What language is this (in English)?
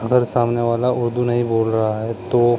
Urdu